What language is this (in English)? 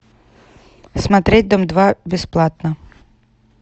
Russian